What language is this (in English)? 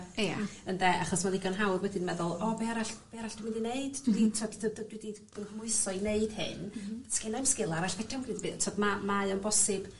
Welsh